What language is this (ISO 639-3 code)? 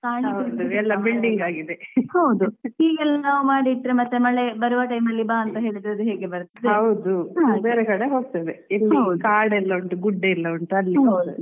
kan